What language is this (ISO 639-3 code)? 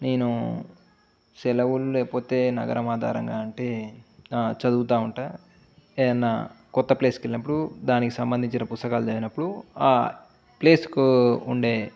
tel